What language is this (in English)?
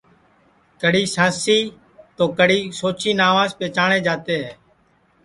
Sansi